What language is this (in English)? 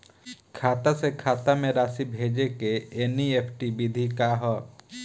Bhojpuri